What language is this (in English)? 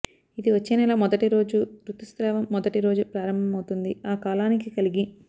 Telugu